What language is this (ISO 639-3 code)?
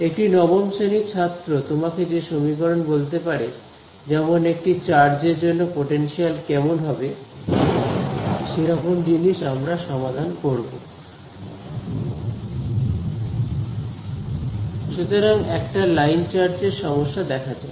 ben